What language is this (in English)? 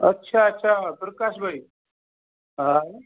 Sindhi